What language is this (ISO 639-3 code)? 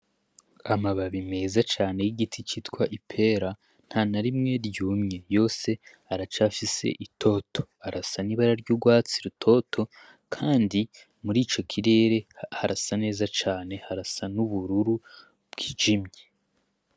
run